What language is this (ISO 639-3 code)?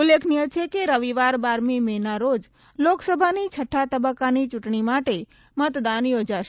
guj